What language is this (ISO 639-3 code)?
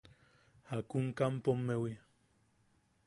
yaq